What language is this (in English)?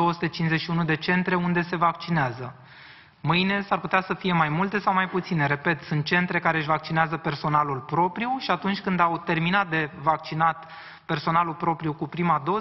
Romanian